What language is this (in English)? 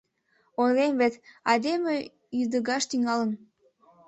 Mari